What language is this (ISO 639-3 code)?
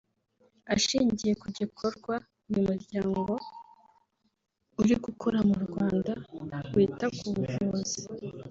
kin